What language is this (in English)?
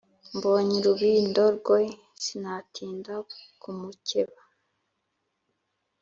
Kinyarwanda